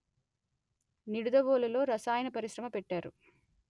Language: Telugu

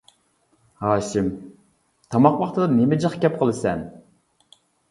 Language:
Uyghur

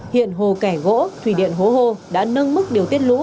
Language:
Vietnamese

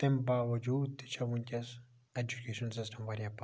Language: Kashmiri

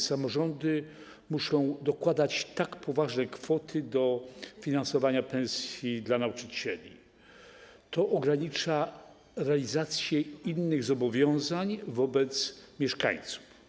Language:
Polish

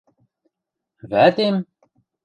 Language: Western Mari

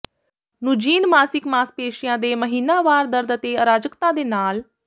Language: Punjabi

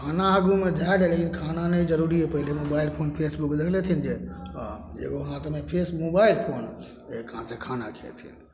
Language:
Maithili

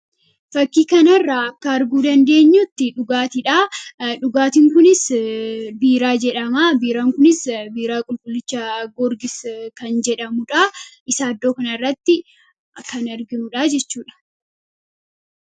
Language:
Oromo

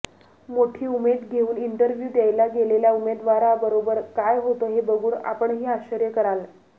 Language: Marathi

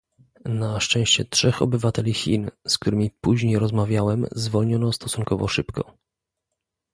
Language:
Polish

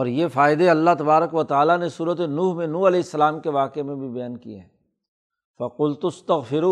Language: Urdu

